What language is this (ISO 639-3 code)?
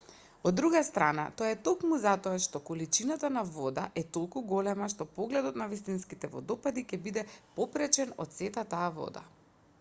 mkd